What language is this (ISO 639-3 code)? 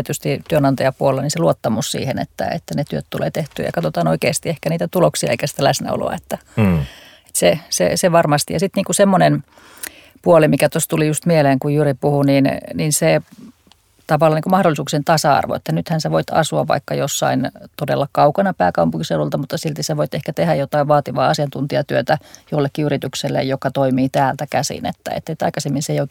fin